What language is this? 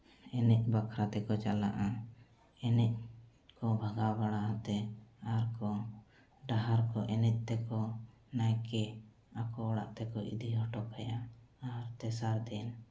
Santali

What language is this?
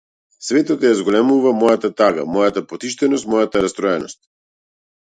Macedonian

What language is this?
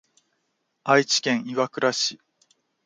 Japanese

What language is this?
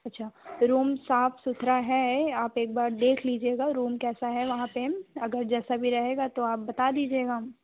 Hindi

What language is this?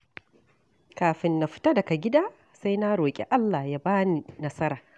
Hausa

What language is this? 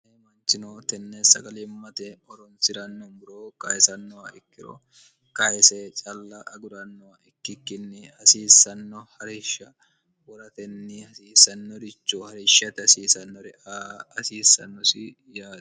Sidamo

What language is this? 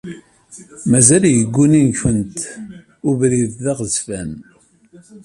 Kabyle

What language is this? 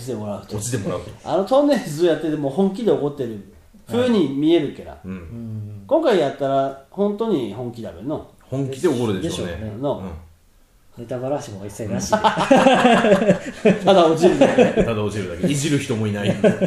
Japanese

